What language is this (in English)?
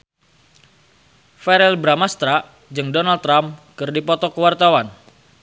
Sundanese